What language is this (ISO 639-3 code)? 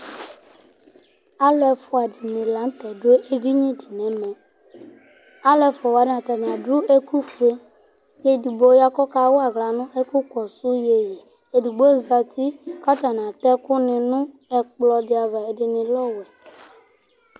kpo